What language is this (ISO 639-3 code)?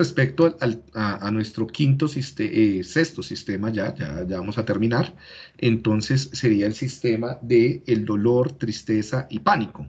spa